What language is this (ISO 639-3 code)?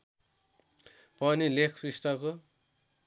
nep